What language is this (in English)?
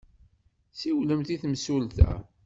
Kabyle